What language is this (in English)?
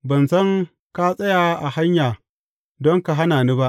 Hausa